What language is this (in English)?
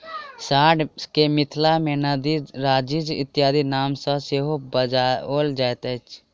Maithili